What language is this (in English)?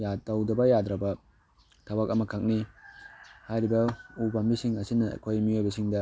Manipuri